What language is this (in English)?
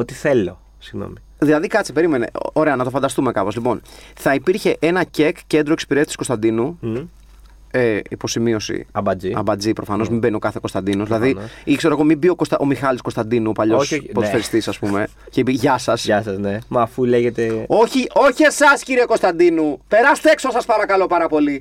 Greek